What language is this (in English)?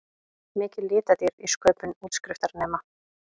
Icelandic